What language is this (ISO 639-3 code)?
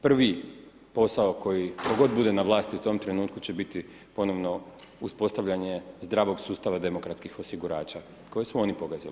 hrv